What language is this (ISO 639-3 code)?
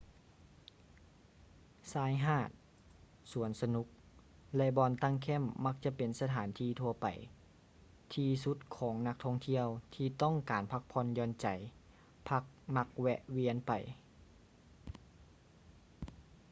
lao